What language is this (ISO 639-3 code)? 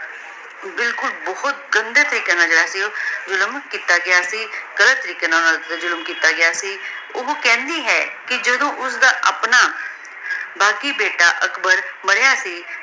pan